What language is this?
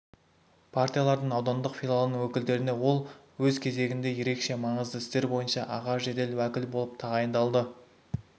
Kazakh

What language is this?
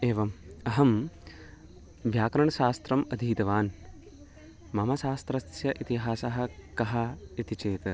Sanskrit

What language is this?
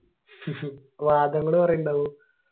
Malayalam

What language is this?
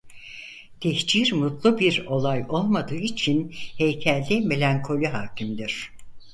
Turkish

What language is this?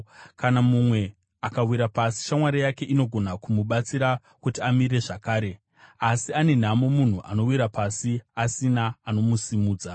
Shona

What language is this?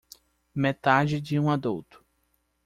Portuguese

